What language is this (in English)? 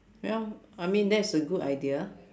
English